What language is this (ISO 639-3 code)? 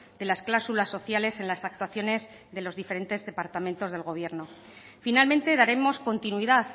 spa